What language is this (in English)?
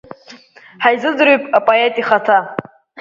Abkhazian